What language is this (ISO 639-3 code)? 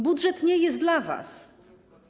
pol